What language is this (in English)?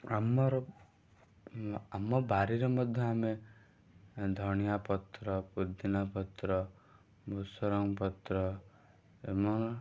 Odia